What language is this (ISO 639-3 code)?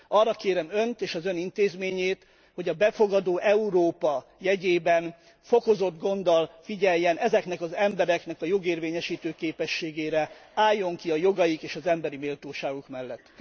hun